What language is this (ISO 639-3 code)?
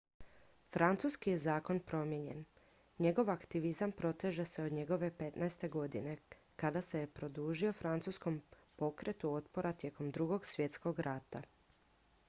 hrv